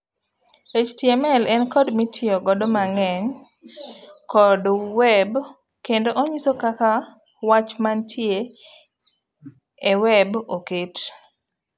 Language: Luo (Kenya and Tanzania)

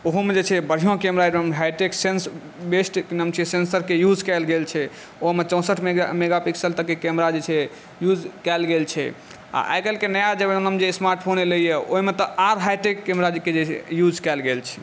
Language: Maithili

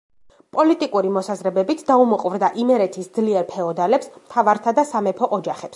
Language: Georgian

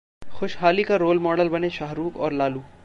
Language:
Hindi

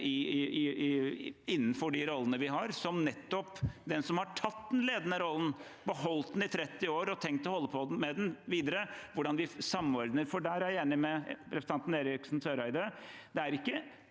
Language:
Norwegian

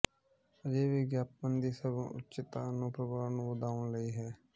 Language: Punjabi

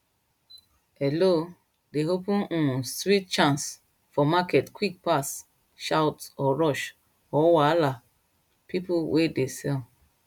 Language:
Nigerian Pidgin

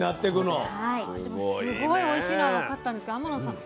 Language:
Japanese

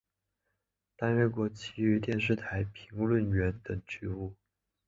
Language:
Chinese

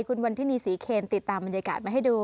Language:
Thai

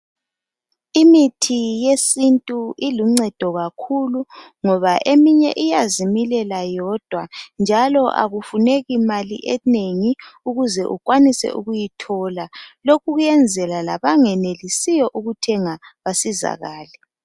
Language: North Ndebele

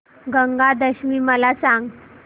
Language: Marathi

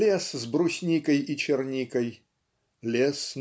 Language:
Russian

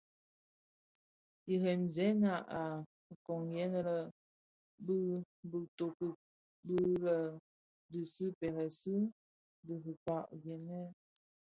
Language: Bafia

